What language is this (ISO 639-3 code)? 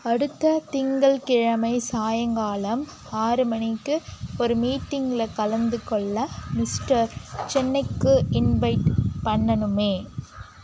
tam